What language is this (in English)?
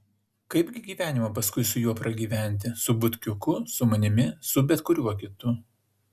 Lithuanian